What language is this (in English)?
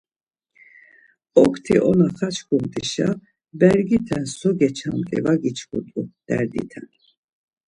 Laz